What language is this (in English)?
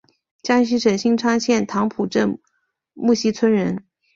Chinese